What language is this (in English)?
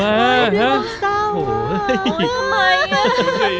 Thai